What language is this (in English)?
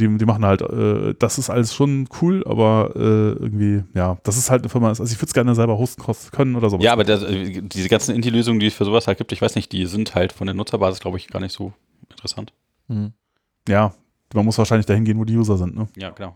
German